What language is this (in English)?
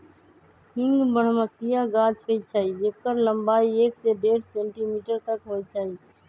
Magahi